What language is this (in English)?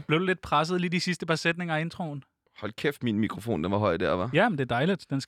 Danish